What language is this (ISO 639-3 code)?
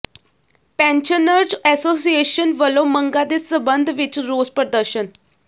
pan